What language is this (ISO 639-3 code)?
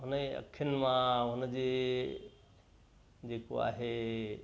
snd